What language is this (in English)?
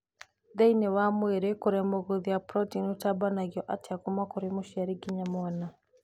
Kikuyu